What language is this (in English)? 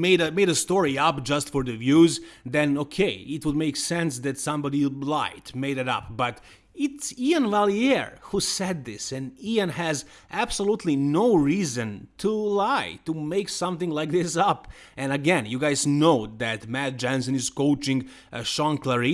English